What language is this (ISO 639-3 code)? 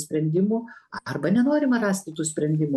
lit